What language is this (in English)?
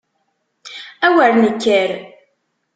Kabyle